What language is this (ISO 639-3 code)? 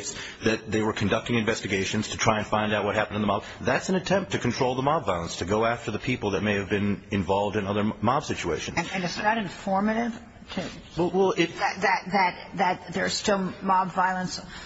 eng